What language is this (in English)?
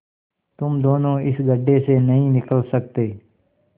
Hindi